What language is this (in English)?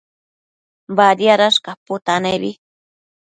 Matsés